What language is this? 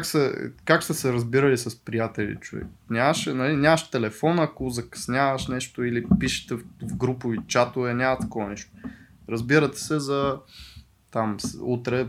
Bulgarian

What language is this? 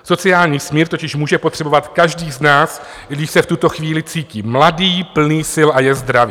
Czech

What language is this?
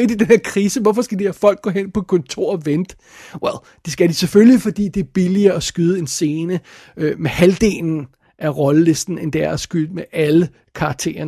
Danish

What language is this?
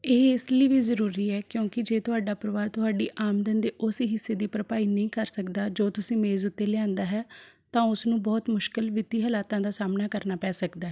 Punjabi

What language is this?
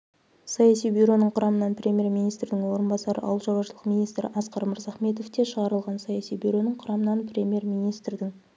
Kazakh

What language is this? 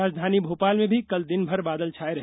Hindi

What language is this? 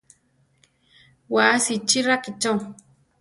Central Tarahumara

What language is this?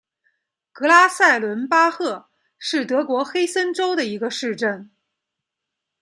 Chinese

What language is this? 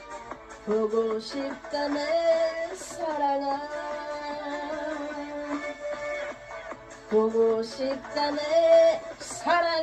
Korean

